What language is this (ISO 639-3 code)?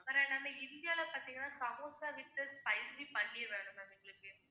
tam